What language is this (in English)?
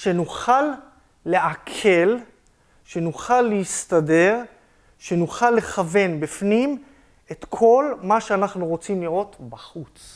Hebrew